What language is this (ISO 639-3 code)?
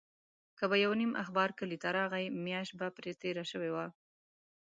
pus